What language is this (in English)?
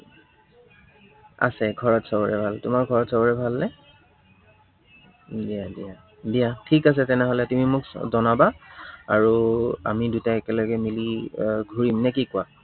Assamese